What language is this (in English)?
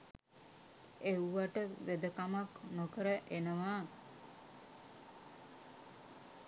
Sinhala